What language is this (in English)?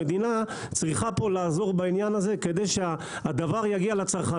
Hebrew